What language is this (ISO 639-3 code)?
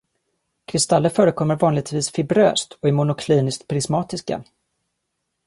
swe